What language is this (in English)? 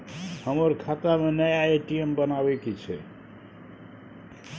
Maithili